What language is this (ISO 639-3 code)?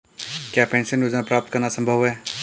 hin